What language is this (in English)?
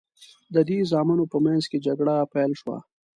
Pashto